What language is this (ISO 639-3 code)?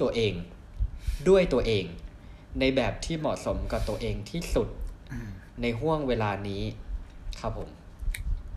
tha